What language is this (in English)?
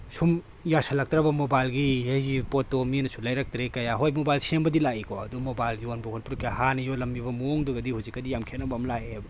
Manipuri